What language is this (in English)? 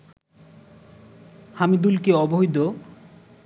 Bangla